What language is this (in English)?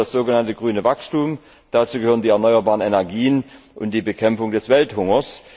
German